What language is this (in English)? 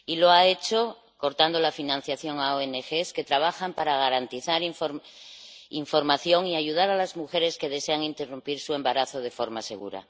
Spanish